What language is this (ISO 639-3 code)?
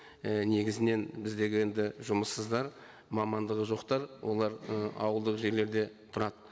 kaz